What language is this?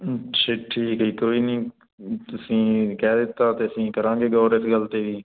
Punjabi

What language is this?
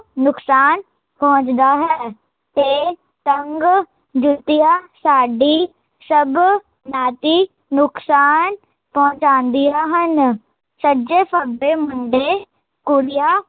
Punjabi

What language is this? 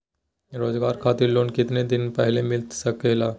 Magahi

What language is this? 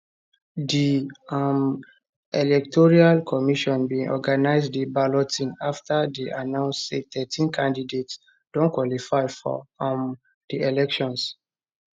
Nigerian Pidgin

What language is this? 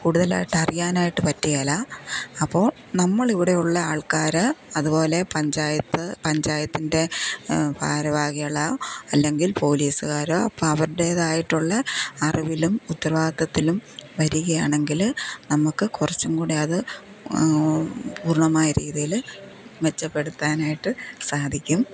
Malayalam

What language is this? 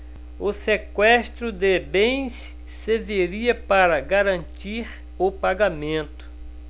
Portuguese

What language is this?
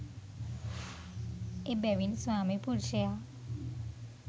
Sinhala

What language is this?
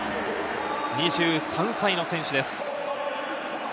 Japanese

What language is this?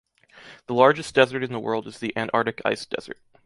English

